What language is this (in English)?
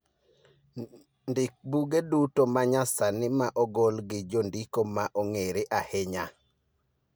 Luo (Kenya and Tanzania)